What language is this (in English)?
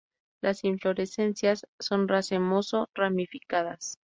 Spanish